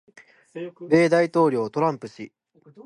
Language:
Japanese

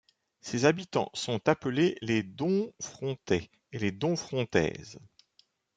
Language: French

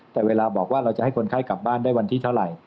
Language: Thai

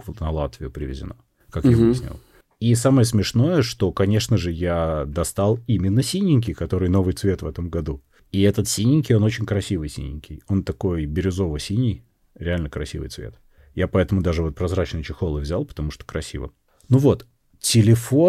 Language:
Russian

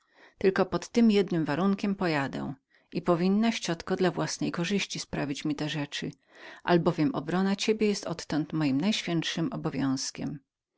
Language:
Polish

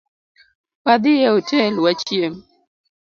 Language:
Luo (Kenya and Tanzania)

